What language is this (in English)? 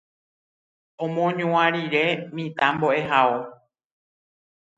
Guarani